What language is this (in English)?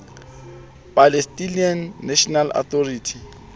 Southern Sotho